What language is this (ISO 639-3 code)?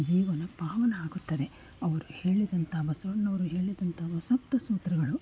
kan